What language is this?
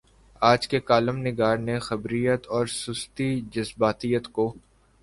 Urdu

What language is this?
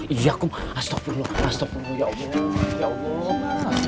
Indonesian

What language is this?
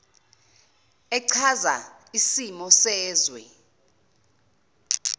Zulu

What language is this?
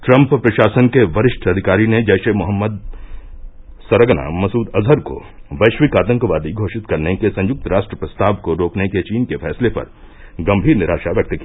Hindi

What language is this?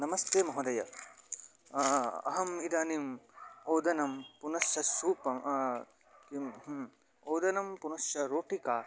Sanskrit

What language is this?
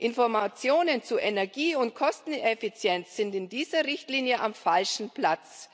German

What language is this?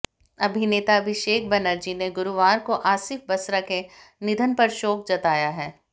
Hindi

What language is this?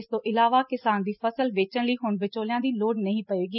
Punjabi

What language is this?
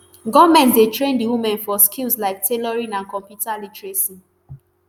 Nigerian Pidgin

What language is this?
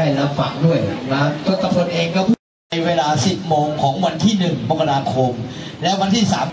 Thai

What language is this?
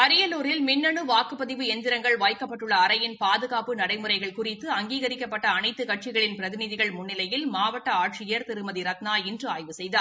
Tamil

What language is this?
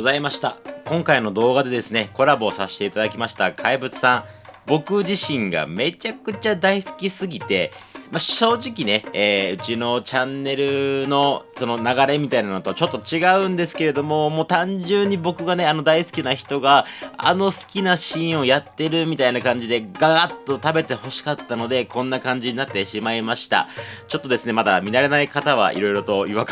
Japanese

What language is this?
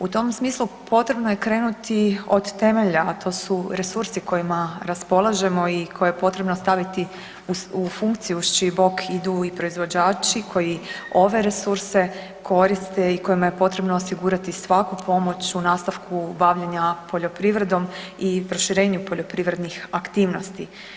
Croatian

